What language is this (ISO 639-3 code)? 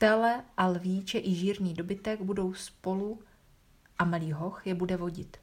ces